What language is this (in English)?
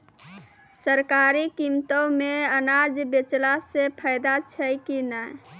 Maithili